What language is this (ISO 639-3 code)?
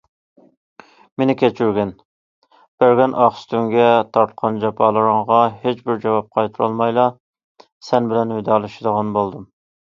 uig